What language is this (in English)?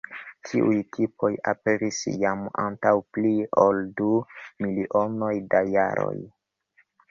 Esperanto